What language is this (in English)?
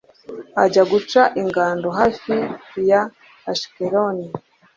Kinyarwanda